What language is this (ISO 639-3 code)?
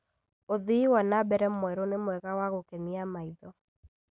kik